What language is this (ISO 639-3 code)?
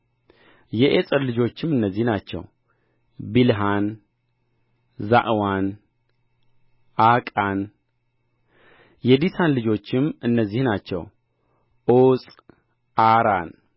amh